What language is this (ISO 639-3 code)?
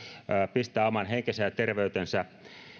fin